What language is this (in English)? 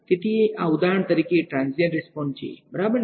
Gujarati